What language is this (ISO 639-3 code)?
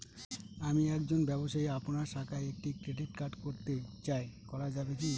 ben